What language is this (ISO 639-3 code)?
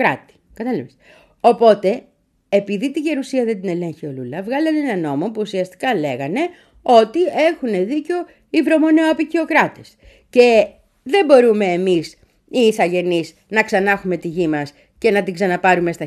ell